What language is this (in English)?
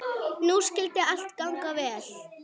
Icelandic